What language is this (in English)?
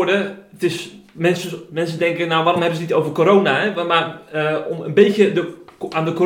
Dutch